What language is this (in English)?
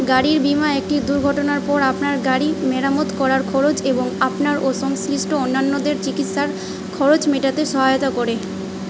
Bangla